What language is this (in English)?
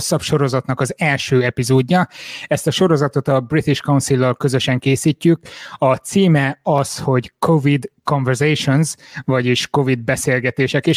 Hungarian